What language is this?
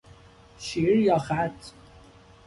Persian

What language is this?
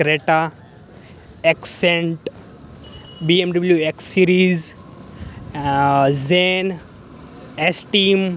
Gujarati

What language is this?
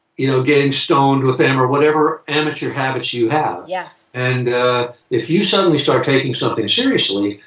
English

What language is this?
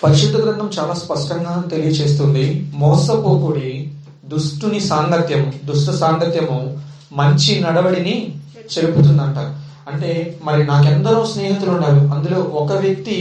Telugu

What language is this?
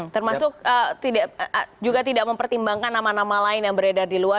Indonesian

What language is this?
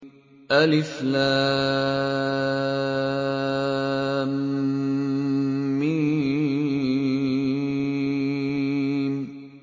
Arabic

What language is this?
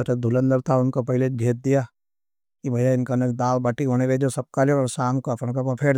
Nimadi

